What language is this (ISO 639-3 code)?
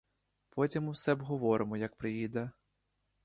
ukr